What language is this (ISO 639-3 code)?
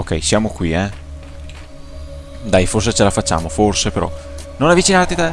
ita